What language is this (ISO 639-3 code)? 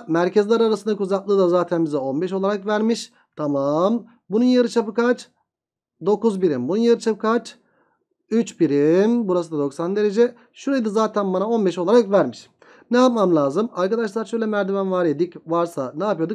tur